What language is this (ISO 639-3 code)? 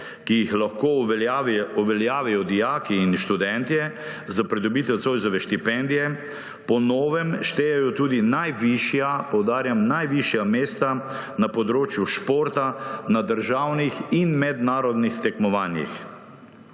slv